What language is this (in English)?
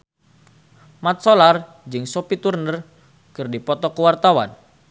Sundanese